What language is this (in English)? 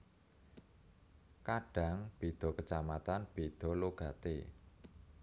Javanese